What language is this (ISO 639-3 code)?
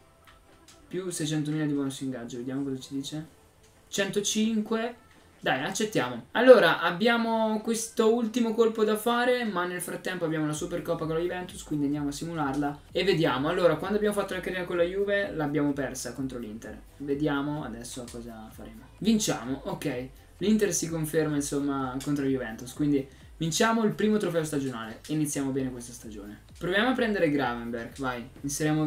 ita